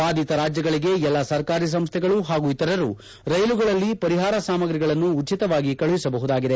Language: Kannada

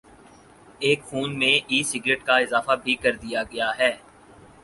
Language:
Urdu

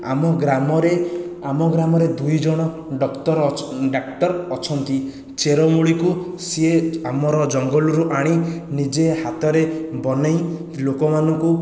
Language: Odia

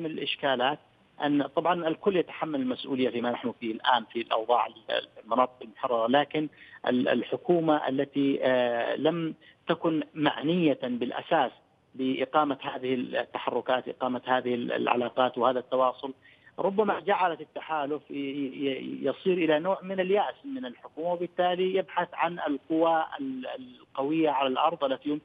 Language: Arabic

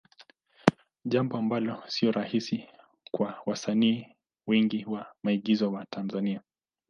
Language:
Swahili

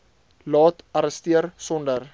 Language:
Afrikaans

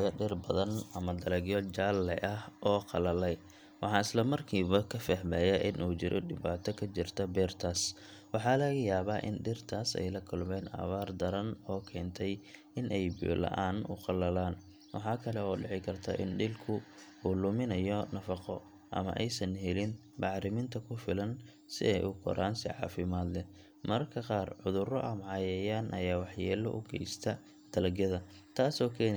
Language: Somali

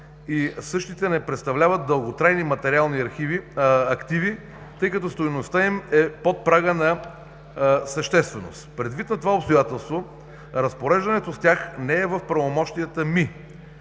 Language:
Bulgarian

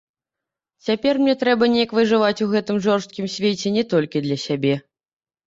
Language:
Belarusian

